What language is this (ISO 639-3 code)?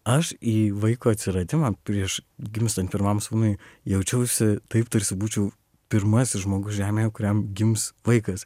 lit